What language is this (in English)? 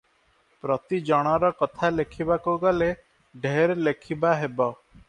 Odia